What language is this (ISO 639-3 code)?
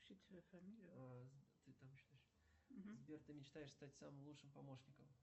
rus